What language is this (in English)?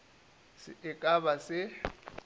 Northern Sotho